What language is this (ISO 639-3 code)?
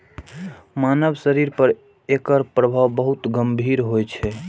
mai